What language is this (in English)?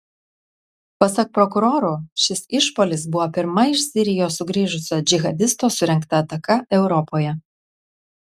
Lithuanian